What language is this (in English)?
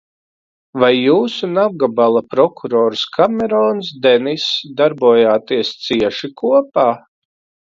Latvian